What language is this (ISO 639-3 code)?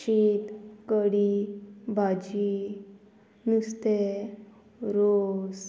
kok